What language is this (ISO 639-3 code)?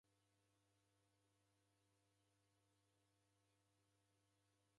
dav